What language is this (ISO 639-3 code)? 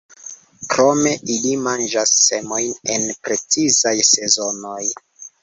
epo